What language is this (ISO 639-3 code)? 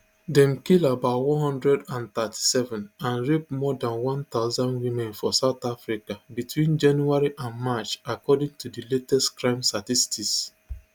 pcm